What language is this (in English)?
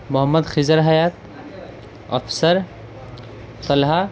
Urdu